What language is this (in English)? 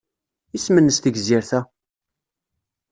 Kabyle